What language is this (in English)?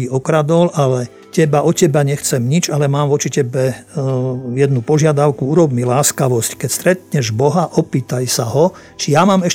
Slovak